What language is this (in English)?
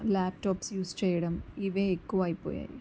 Telugu